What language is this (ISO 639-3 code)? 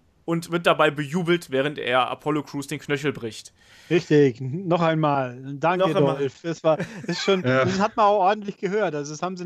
deu